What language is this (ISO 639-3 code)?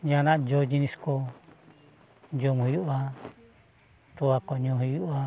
sat